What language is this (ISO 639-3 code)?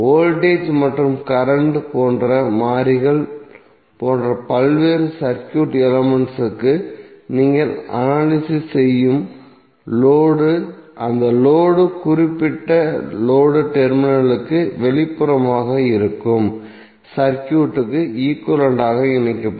tam